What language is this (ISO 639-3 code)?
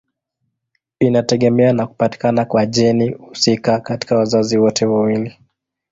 swa